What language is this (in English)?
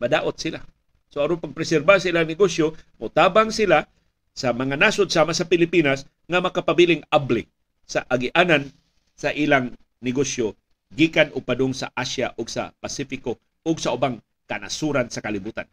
Filipino